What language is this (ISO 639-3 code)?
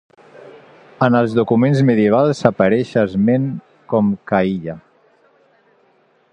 cat